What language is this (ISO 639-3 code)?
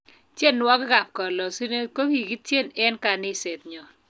kln